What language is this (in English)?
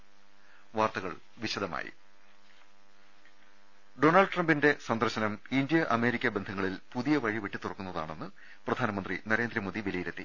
Malayalam